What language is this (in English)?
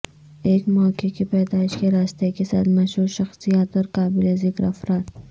Urdu